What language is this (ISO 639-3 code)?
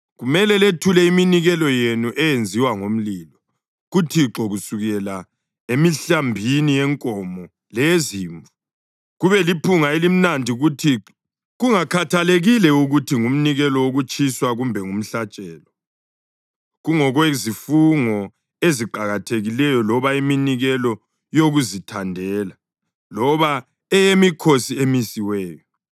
nde